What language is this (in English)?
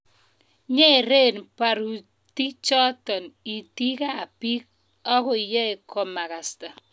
Kalenjin